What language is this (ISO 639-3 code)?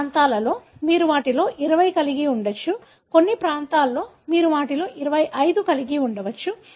tel